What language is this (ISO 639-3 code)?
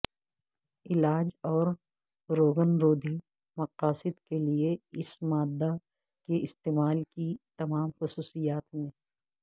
urd